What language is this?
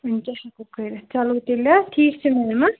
Kashmiri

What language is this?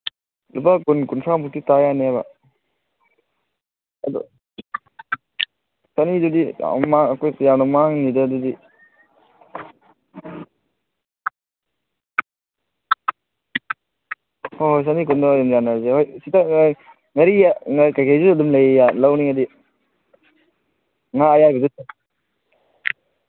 Manipuri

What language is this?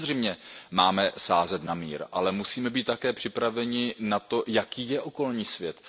Czech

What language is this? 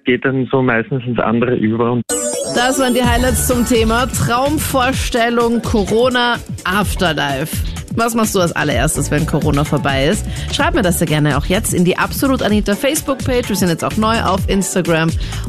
German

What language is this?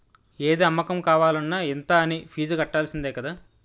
Telugu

